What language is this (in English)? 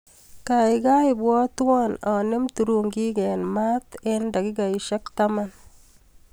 Kalenjin